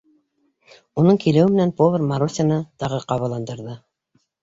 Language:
Bashkir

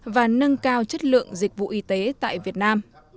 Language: Vietnamese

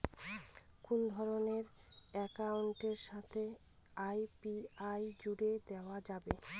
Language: Bangla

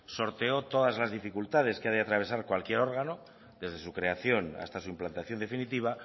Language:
Spanish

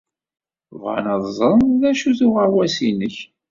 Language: Kabyle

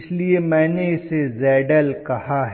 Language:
Hindi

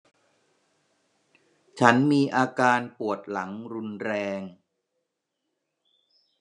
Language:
Thai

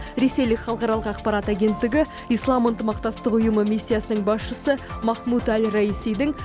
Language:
Kazakh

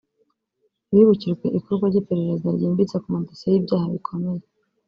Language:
Kinyarwanda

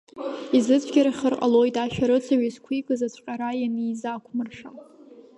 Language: Abkhazian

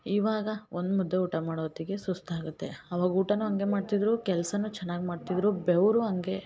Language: Kannada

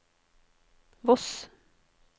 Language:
Norwegian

